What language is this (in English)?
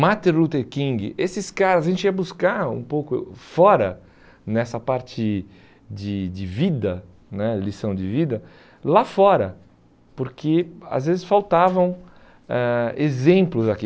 Portuguese